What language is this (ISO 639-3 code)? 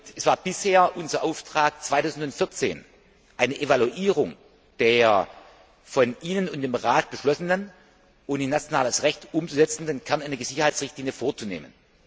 deu